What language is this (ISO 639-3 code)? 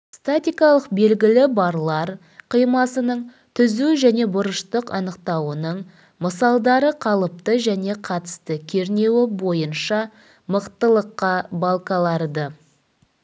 kaz